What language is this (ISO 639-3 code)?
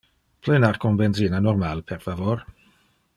ina